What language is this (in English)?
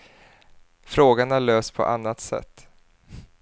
Swedish